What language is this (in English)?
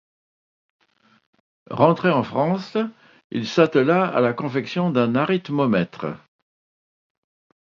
French